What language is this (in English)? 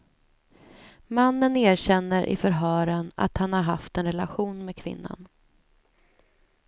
Swedish